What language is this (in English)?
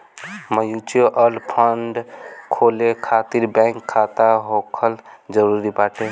Bhojpuri